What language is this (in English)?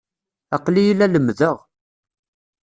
Kabyle